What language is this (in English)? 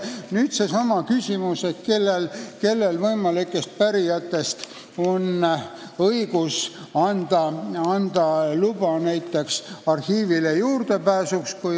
Estonian